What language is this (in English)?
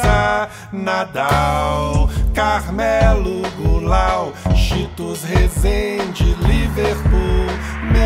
Portuguese